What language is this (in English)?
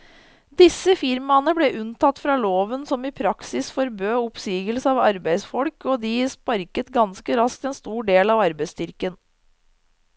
Norwegian